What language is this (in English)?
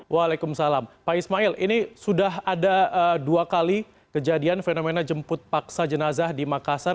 Indonesian